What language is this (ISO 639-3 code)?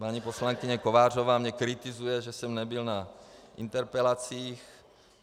ces